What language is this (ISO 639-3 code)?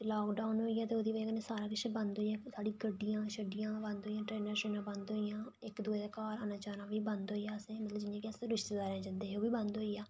doi